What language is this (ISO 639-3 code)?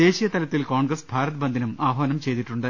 mal